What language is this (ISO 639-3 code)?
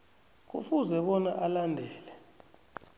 nbl